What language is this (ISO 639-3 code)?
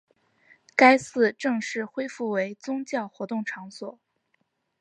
zho